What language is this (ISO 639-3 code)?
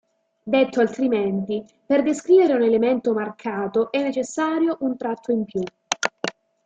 ita